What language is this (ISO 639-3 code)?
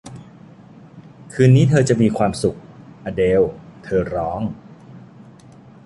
tha